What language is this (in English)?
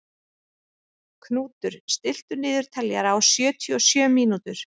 Icelandic